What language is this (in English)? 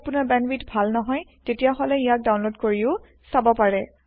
Assamese